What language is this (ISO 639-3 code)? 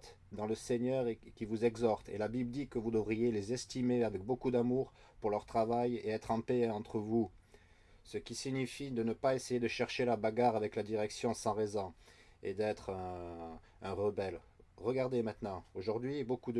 fra